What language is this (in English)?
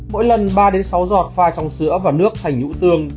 Vietnamese